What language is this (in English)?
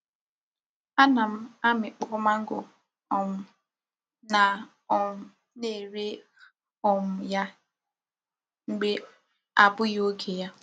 Igbo